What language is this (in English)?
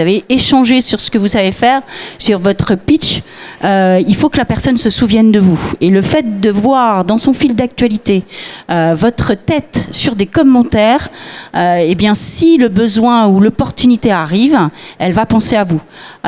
French